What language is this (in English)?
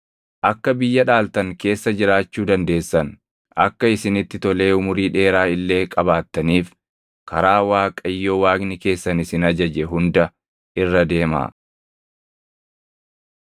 Oromo